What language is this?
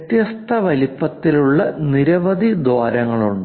Malayalam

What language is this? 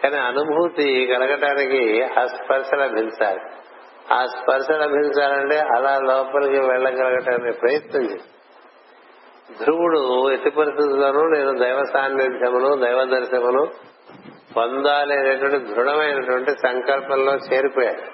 Telugu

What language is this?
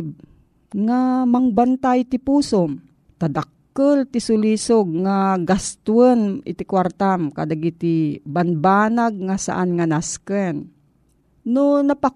Filipino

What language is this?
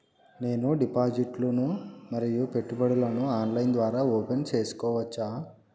Telugu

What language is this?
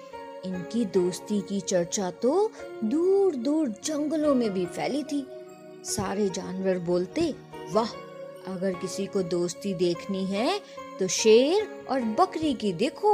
Hindi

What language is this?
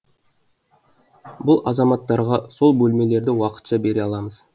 Kazakh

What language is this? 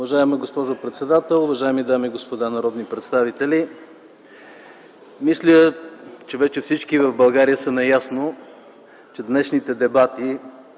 Bulgarian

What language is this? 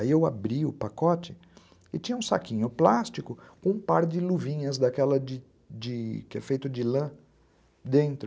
Portuguese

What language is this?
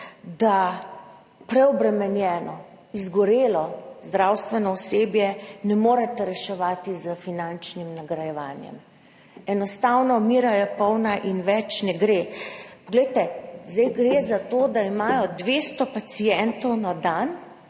Slovenian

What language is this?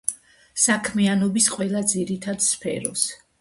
Georgian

